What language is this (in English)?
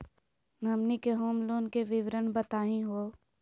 Magahi